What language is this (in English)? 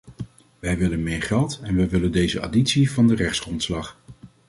Dutch